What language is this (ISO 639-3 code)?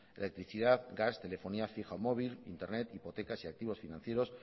spa